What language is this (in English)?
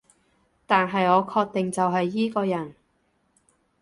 Cantonese